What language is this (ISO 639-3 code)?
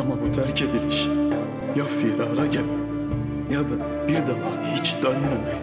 tur